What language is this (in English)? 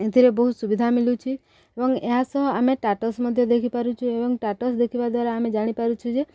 Odia